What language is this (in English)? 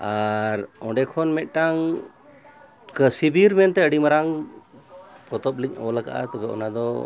Santali